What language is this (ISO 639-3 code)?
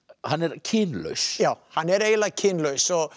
isl